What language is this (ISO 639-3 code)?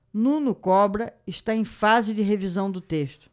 por